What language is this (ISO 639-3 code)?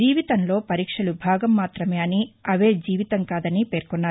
tel